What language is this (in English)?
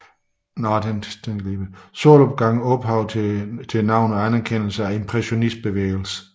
Danish